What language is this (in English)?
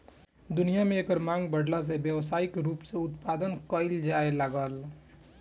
Bhojpuri